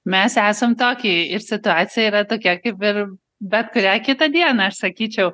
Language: Lithuanian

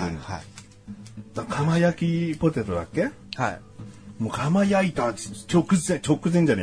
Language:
Japanese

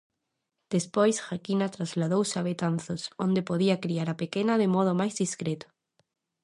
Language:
Galician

